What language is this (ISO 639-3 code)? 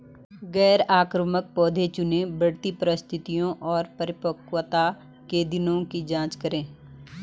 hin